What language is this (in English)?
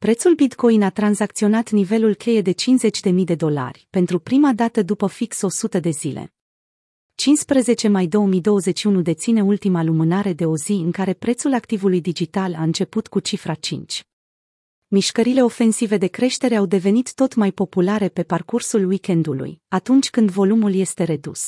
Romanian